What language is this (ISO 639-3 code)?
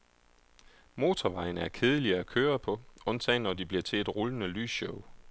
dan